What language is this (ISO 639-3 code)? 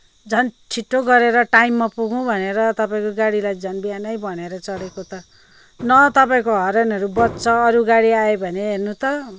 nep